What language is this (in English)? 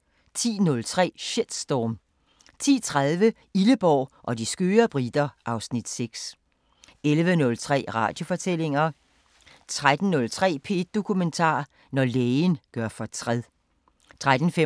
Danish